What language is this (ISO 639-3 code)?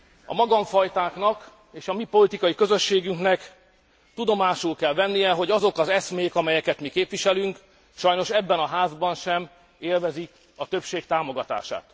hun